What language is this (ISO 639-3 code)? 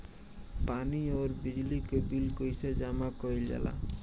bho